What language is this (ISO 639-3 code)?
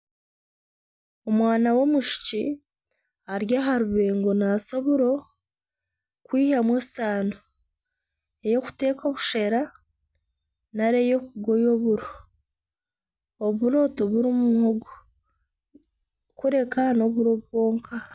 nyn